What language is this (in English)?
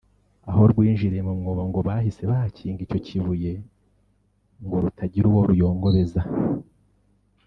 Kinyarwanda